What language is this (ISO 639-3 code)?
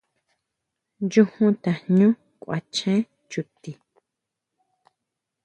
mau